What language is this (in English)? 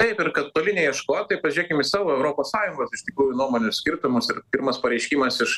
Lithuanian